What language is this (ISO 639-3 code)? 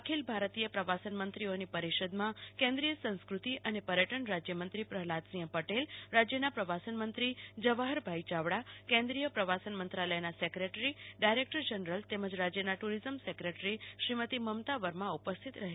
guj